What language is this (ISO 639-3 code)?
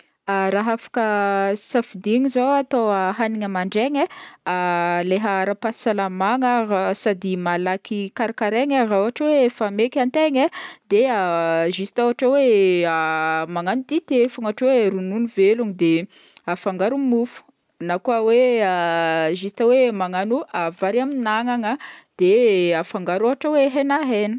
bmm